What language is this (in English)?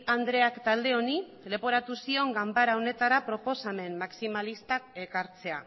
Basque